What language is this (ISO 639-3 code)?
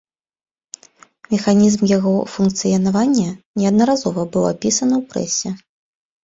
bel